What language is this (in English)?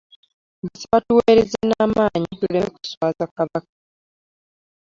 Ganda